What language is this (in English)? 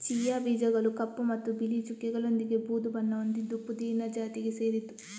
Kannada